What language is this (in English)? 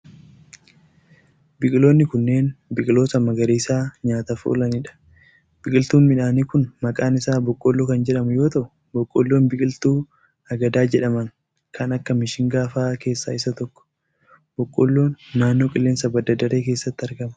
Oromo